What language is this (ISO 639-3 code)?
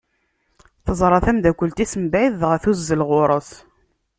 kab